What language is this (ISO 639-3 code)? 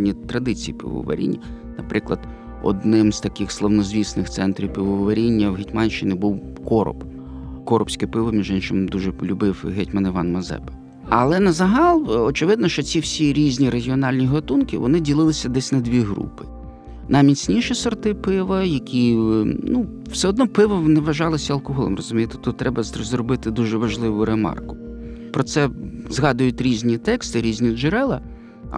ukr